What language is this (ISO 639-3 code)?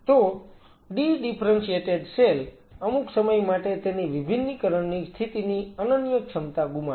guj